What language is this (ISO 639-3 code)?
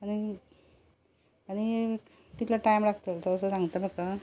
kok